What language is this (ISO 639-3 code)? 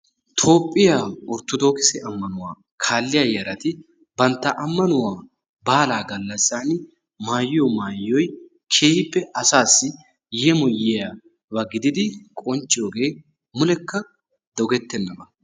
wal